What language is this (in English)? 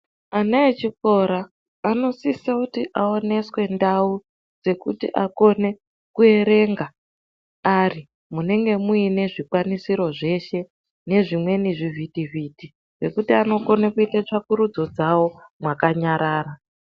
Ndau